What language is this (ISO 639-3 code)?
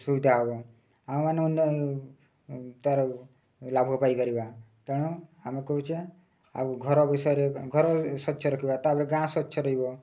ori